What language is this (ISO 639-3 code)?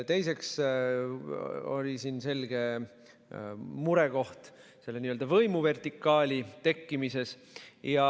est